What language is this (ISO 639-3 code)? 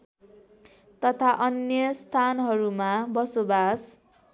nep